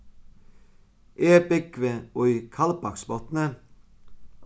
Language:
Faroese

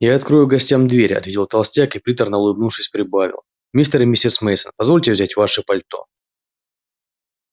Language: Russian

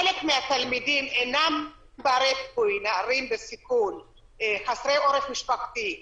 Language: Hebrew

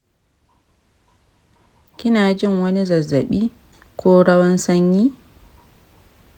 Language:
Hausa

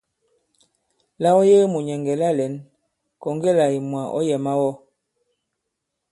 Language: Bankon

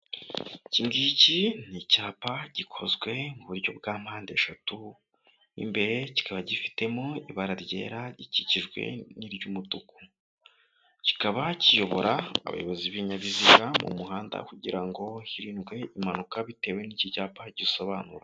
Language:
Kinyarwanda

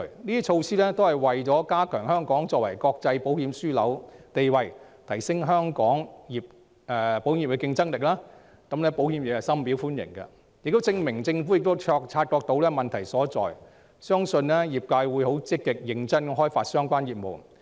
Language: Cantonese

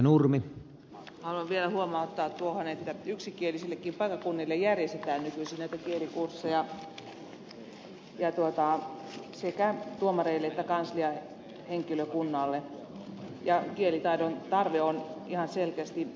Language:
Finnish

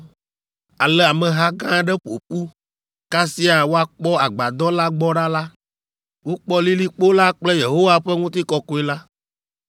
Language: Ewe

